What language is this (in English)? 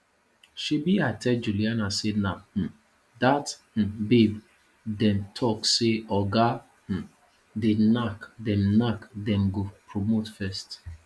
Nigerian Pidgin